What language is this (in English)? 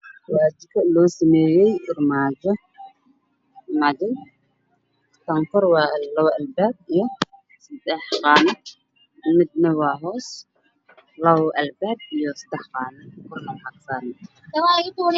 Somali